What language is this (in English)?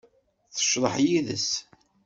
Kabyle